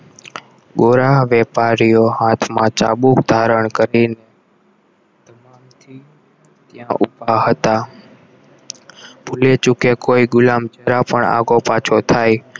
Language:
Gujarati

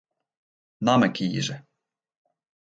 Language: Western Frisian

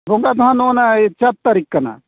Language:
Santali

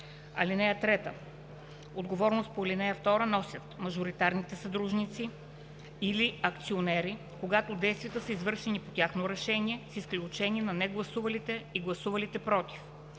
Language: Bulgarian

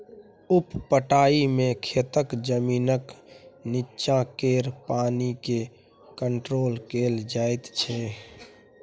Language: Maithili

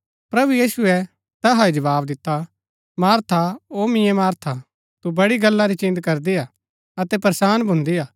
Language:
Gaddi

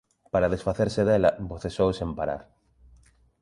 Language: Galician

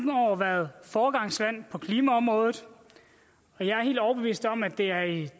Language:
Danish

